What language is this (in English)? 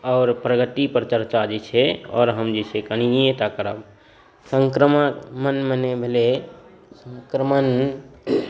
Maithili